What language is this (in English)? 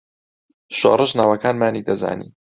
Central Kurdish